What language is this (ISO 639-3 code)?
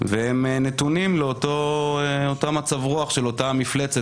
heb